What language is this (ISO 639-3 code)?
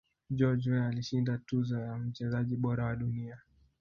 swa